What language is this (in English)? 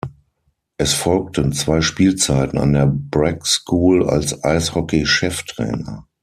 German